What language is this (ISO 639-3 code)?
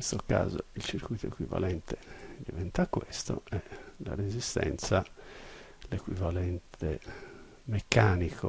ita